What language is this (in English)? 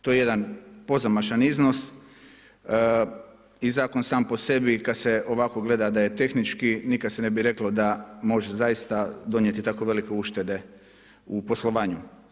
Croatian